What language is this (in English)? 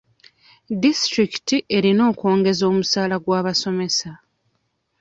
Ganda